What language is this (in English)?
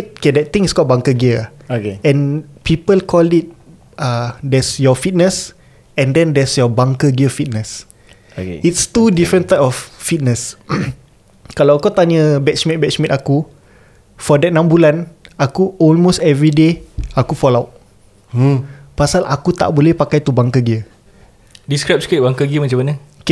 Malay